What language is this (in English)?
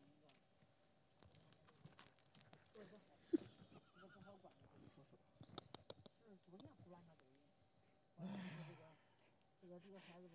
Chinese